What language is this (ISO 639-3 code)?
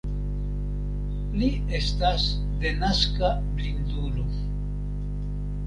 epo